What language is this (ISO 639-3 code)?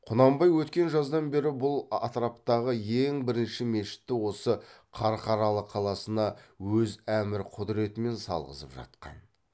kaz